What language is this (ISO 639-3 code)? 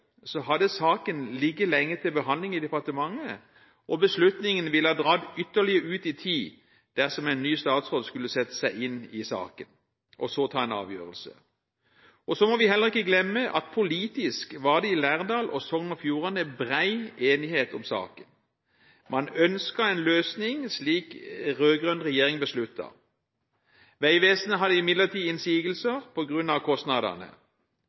nob